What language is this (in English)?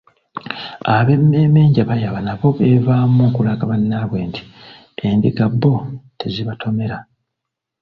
Ganda